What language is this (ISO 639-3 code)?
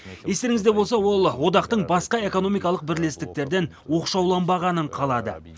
kaz